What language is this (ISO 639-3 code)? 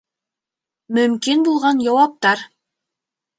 bak